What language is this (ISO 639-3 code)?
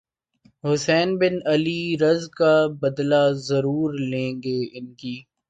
urd